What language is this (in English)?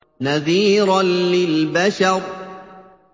Arabic